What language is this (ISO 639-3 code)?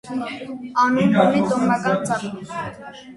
hye